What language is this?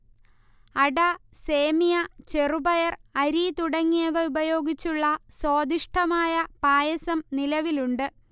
Malayalam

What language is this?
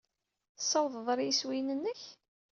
Kabyle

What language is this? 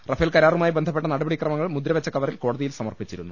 Malayalam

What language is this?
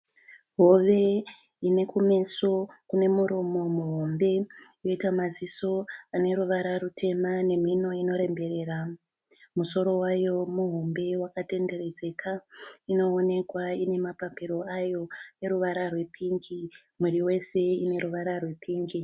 Shona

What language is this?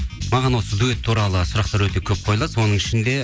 Kazakh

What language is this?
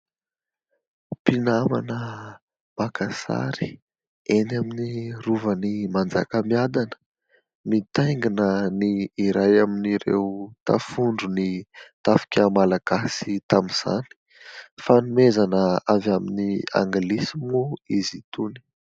Malagasy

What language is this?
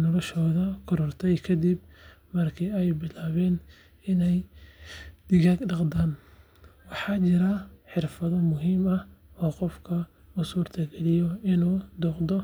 Somali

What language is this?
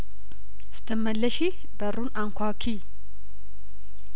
Amharic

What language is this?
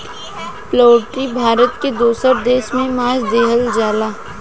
Bhojpuri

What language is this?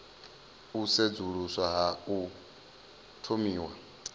Venda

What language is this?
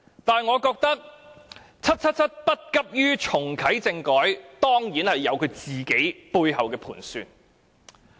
Cantonese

